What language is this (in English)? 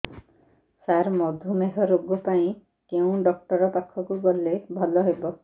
Odia